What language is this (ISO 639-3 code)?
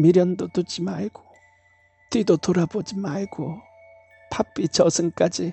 kor